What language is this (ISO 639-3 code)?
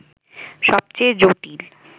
ben